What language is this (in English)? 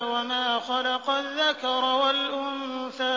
Arabic